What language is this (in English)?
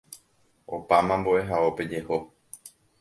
Guarani